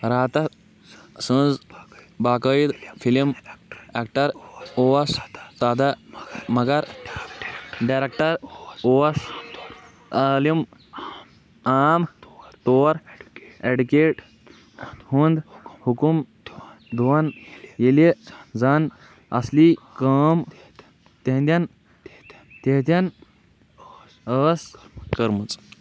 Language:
Kashmiri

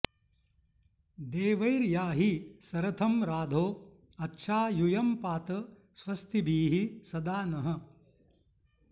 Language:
Sanskrit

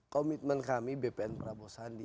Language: Indonesian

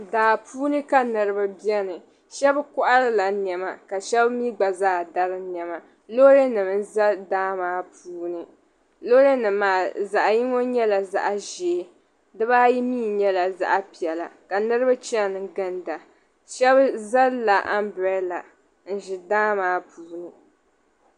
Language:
Dagbani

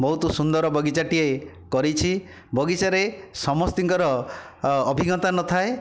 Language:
Odia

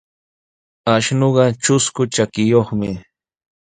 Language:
Sihuas Ancash Quechua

